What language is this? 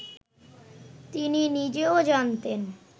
Bangla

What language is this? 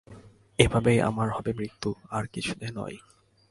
Bangla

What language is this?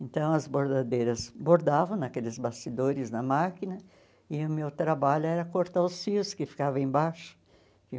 Portuguese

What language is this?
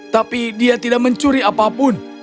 Indonesian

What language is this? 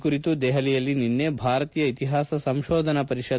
Kannada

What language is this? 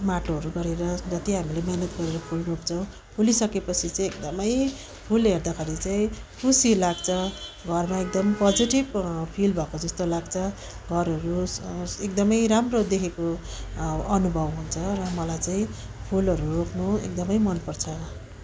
Nepali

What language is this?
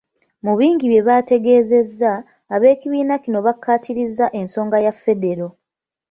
Ganda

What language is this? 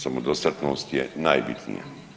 Croatian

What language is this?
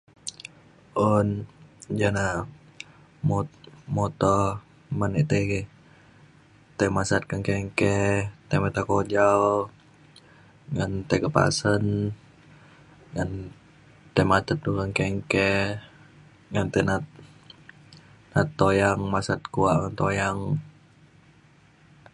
Mainstream Kenyah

